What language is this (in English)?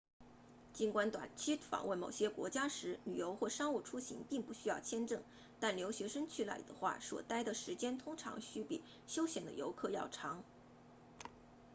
Chinese